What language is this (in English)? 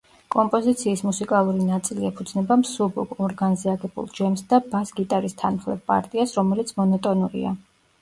Georgian